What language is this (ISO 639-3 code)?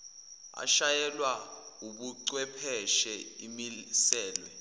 zul